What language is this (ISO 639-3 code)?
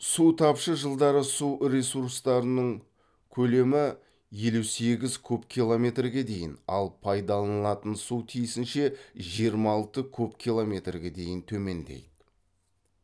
kaz